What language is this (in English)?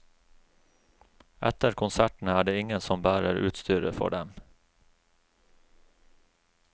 Norwegian